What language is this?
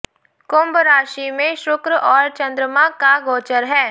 Hindi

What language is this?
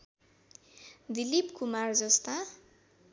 Nepali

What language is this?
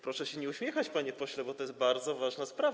Polish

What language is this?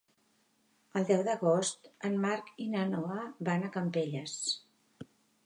Catalan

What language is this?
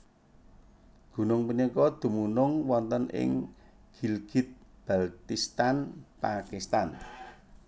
Javanese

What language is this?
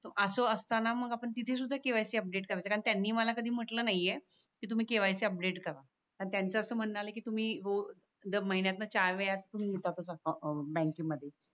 Marathi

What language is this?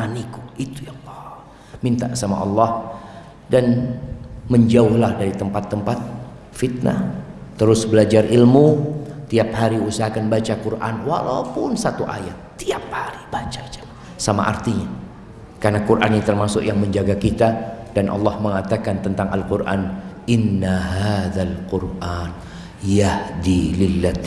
Indonesian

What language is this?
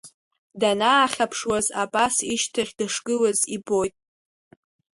Abkhazian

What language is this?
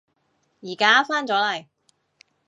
Cantonese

